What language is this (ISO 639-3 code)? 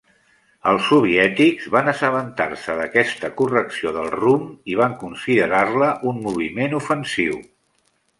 cat